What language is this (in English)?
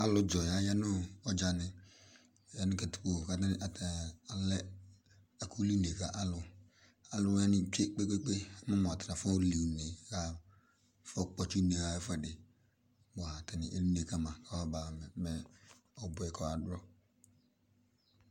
Ikposo